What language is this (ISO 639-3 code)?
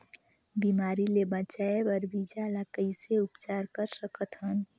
hne